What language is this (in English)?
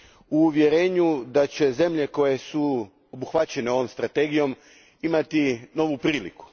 Croatian